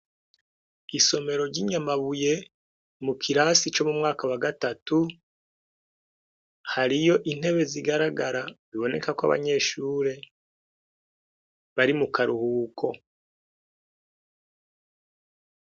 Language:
Rundi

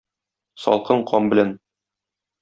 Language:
Tatar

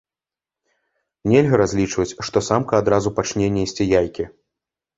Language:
Belarusian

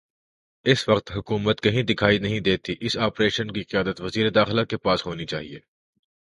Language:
Urdu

